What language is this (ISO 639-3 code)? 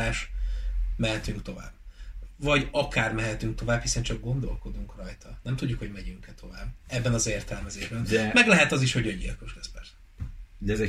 hun